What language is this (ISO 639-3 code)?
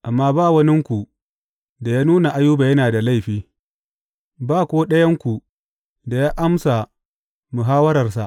hau